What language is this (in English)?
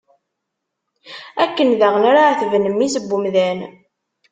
Kabyle